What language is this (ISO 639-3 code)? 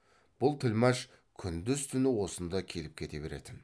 kaz